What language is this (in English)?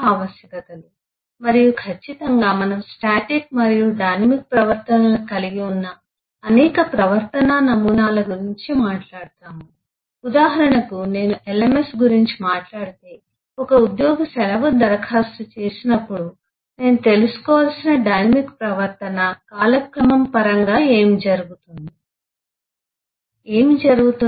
Telugu